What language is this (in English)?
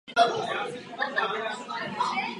Czech